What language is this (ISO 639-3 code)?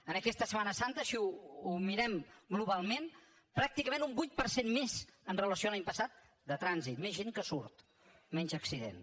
cat